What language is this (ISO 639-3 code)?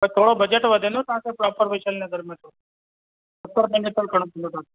snd